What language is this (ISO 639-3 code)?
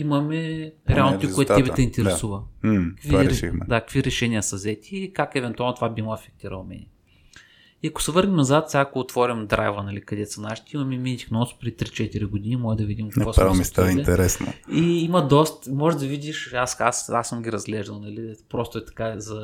bul